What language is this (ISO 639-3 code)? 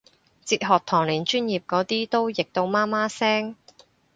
yue